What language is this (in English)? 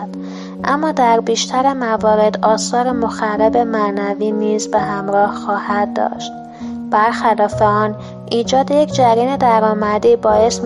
Persian